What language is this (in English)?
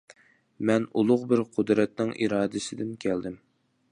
Uyghur